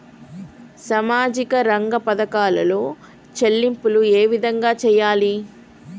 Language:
Telugu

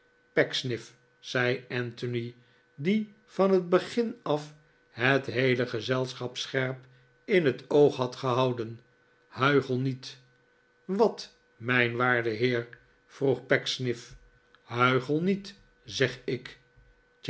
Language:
Dutch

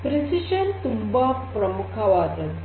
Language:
Kannada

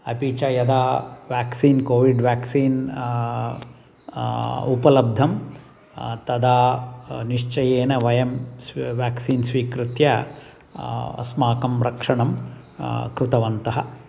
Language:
Sanskrit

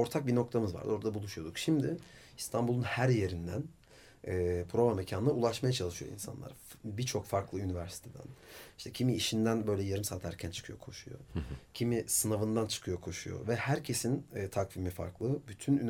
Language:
Turkish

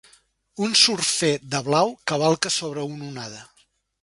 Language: Catalan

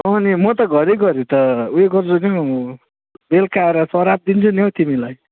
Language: Nepali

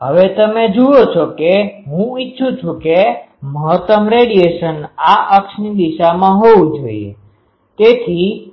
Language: Gujarati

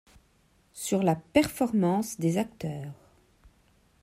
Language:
French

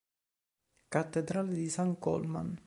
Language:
Italian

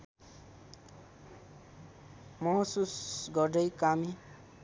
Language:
Nepali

